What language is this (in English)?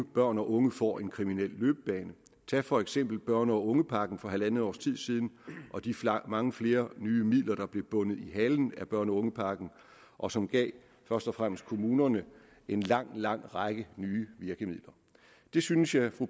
Danish